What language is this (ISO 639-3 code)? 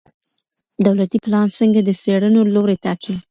pus